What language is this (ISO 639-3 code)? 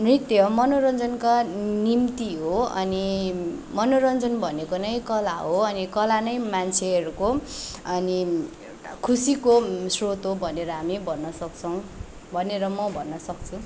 nep